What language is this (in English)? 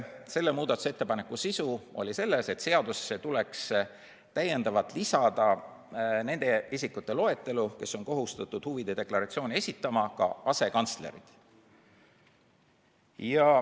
Estonian